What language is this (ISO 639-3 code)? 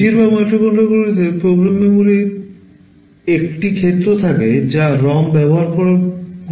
ben